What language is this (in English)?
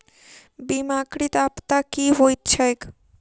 Maithili